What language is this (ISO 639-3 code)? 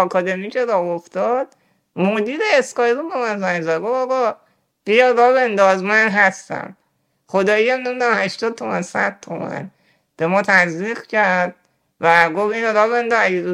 fas